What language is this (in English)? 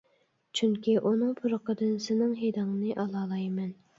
Uyghur